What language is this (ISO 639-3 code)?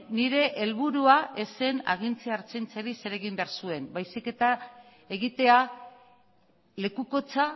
eus